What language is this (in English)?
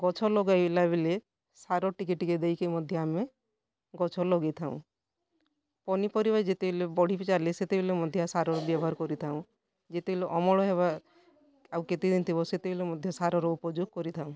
Odia